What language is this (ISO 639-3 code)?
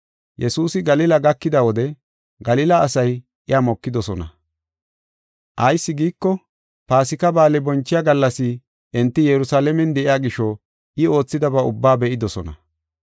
gof